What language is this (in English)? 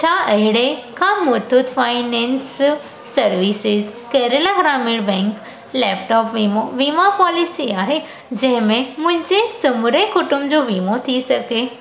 Sindhi